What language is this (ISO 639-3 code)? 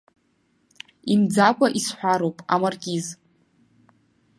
abk